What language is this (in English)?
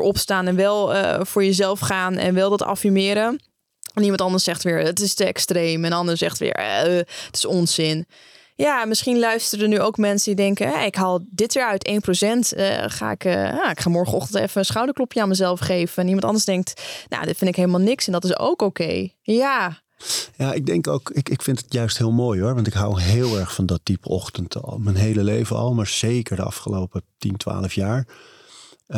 Dutch